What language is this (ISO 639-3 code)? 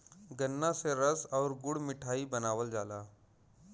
bho